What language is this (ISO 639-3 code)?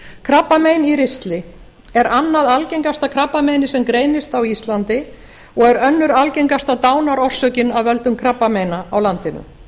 isl